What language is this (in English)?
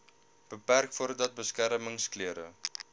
Afrikaans